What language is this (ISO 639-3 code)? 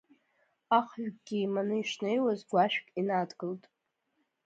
abk